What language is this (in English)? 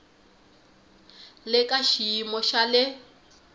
Tsonga